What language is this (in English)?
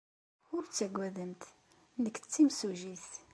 Kabyle